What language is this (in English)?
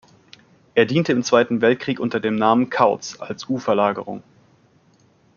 German